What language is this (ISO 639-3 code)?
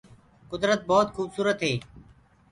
ggg